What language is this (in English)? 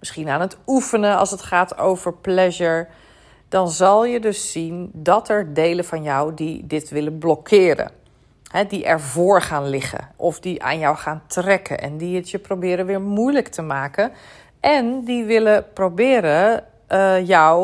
Dutch